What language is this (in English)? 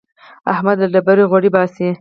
Pashto